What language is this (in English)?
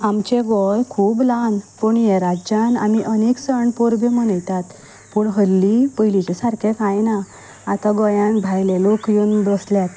Konkani